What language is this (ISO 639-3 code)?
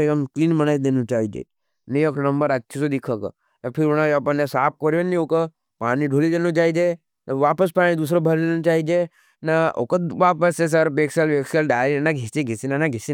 noe